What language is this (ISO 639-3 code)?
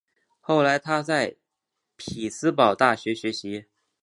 zho